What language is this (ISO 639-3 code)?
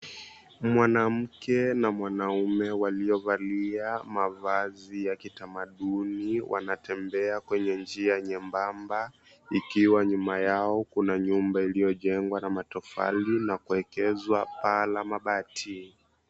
swa